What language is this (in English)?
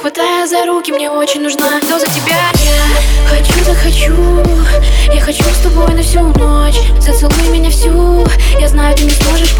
Russian